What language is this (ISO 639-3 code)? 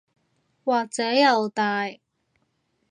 yue